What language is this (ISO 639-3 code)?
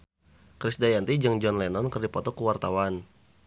sun